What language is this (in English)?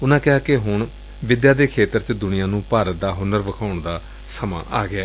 Punjabi